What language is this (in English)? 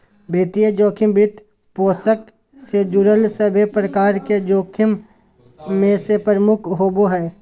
Magahi